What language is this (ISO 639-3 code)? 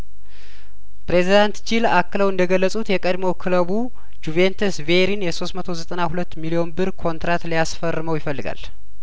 amh